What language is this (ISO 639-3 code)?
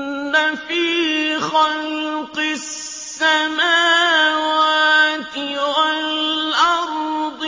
ara